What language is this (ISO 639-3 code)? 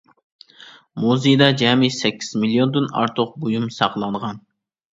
uig